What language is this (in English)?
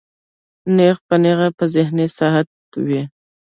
Pashto